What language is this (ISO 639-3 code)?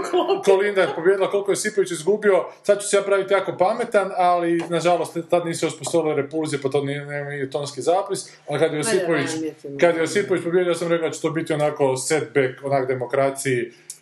hrv